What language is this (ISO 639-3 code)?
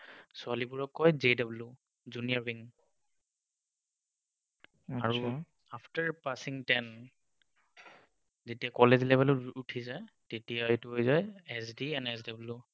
asm